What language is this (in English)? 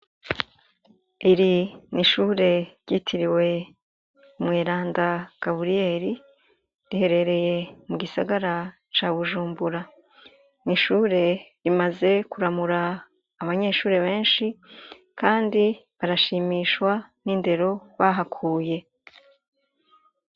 Rundi